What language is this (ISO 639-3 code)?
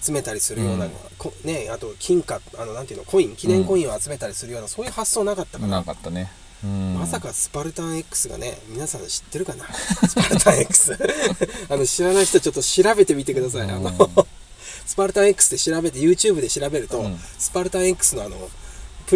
jpn